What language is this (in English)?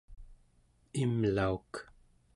Central Yupik